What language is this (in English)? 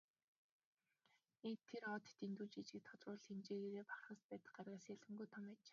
Mongolian